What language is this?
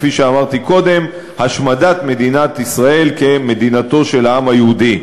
Hebrew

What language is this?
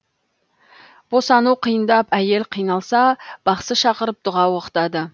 Kazakh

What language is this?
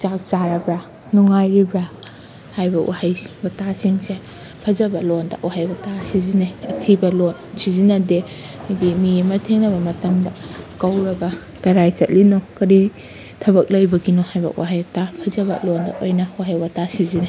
Manipuri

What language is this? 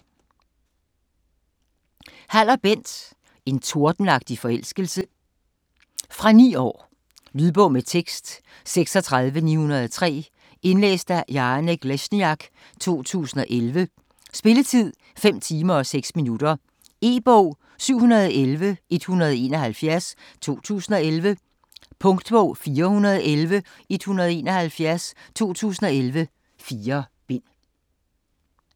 Danish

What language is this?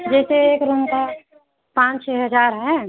Hindi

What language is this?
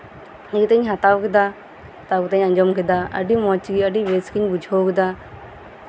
Santali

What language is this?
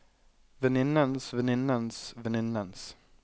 Norwegian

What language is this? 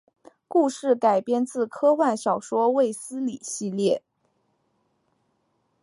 Chinese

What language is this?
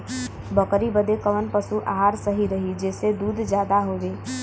Bhojpuri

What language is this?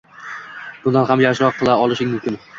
Uzbek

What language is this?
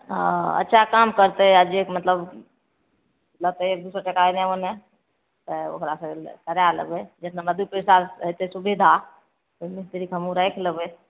Maithili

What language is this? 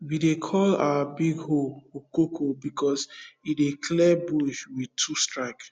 Nigerian Pidgin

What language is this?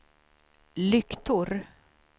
Swedish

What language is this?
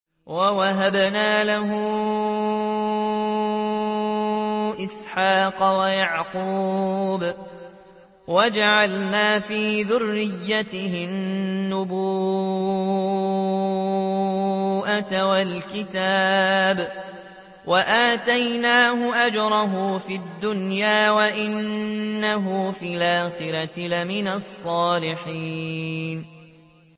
Arabic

